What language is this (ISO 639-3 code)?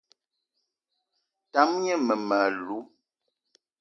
eto